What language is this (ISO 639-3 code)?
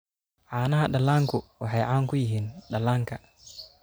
som